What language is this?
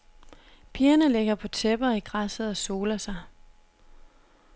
Danish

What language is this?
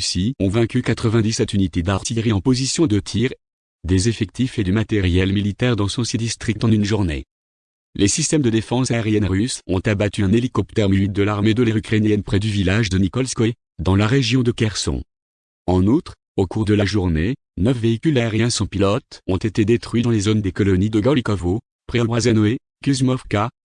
French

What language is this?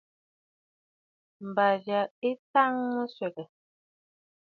Bafut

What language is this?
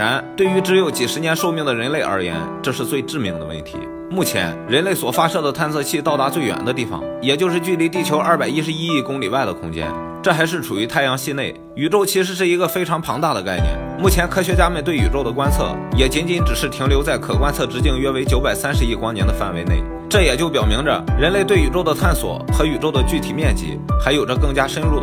Chinese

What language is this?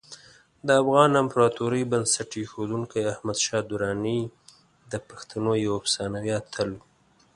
Pashto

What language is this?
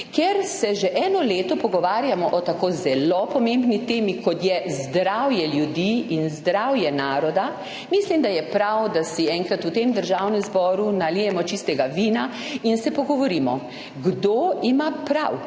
Slovenian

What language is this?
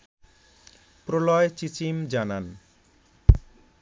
Bangla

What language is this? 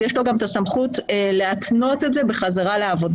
Hebrew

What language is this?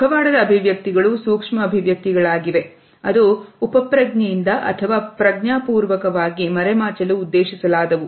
Kannada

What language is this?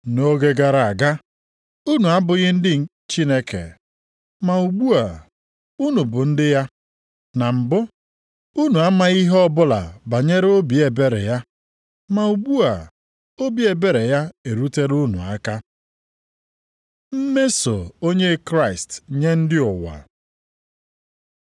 Igbo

